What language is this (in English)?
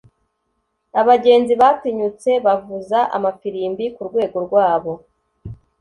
Kinyarwanda